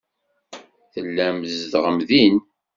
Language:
Kabyle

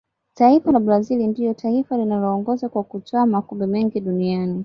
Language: Swahili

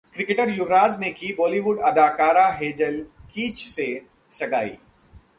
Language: Hindi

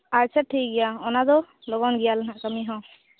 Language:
Santali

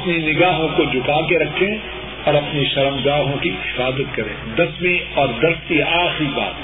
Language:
Urdu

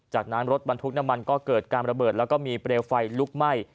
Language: Thai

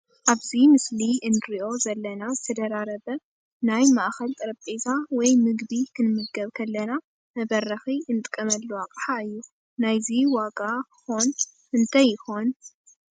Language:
Tigrinya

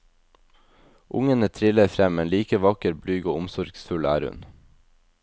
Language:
Norwegian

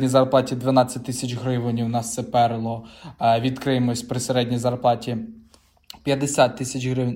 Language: Ukrainian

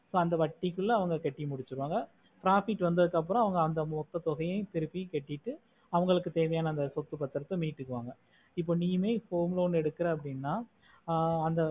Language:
Tamil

